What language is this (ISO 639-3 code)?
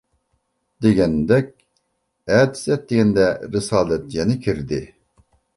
uig